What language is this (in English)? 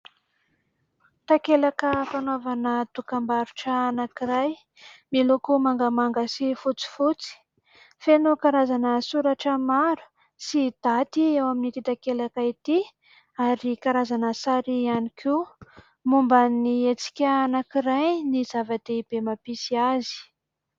Malagasy